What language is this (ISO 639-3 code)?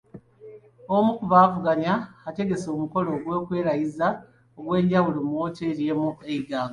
lug